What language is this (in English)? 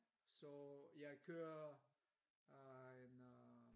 Danish